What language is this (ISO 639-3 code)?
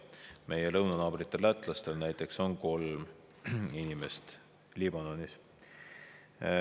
est